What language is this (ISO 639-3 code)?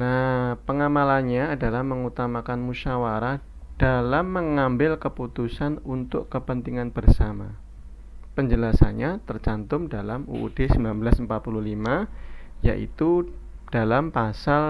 ind